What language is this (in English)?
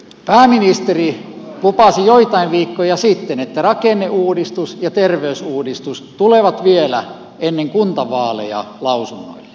Finnish